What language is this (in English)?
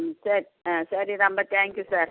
Tamil